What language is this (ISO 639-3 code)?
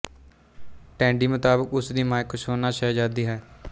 pan